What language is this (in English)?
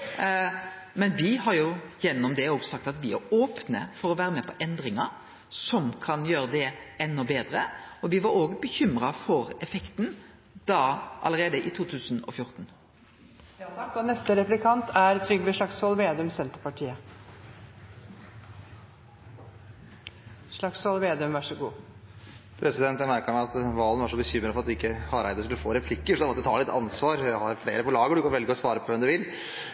Norwegian